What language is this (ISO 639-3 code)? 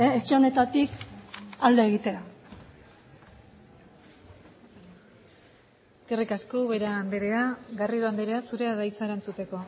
eus